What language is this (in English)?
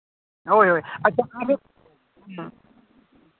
Santali